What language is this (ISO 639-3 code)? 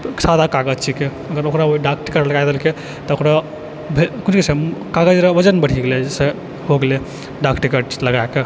mai